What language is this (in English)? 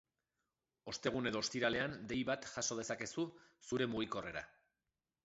Basque